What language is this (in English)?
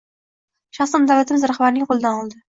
Uzbek